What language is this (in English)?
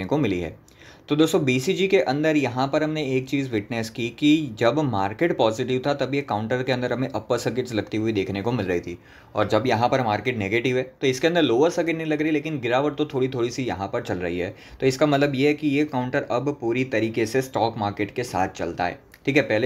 Hindi